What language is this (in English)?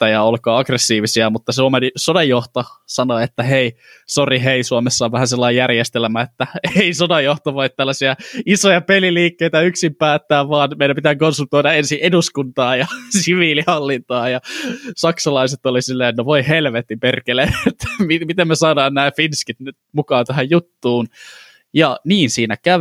Finnish